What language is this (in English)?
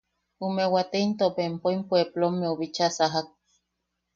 Yaqui